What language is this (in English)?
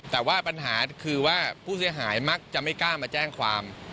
Thai